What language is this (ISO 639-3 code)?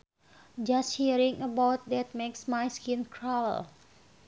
sun